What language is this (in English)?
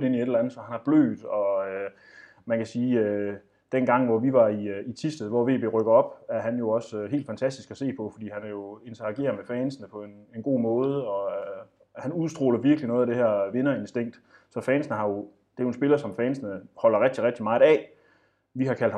Danish